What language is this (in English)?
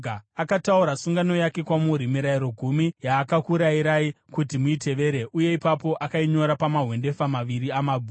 Shona